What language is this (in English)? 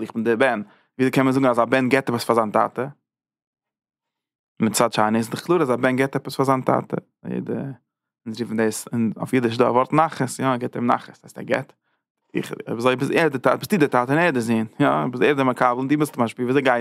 Dutch